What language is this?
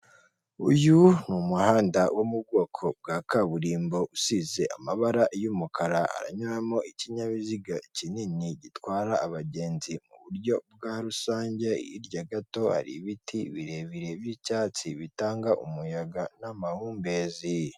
Kinyarwanda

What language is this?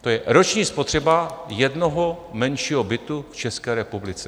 Czech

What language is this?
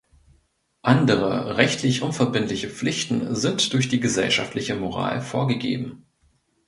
German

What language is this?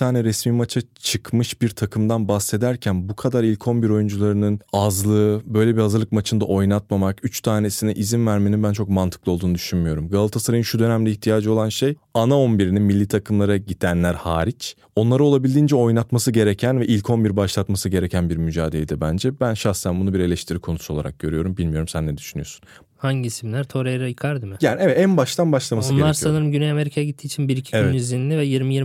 Turkish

